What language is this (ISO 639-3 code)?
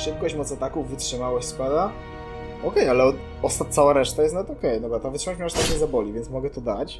pol